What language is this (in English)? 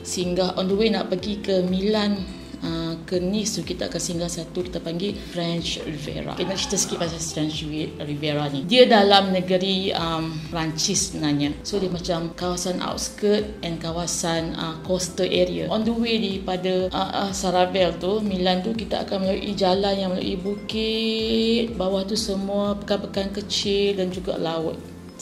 Malay